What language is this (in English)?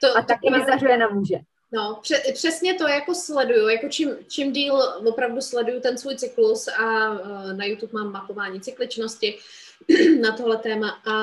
Czech